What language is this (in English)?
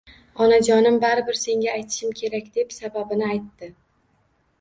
Uzbek